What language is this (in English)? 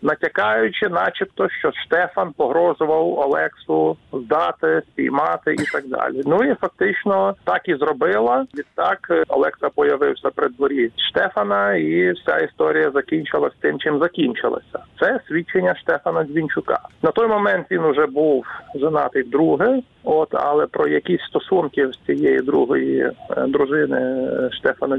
Ukrainian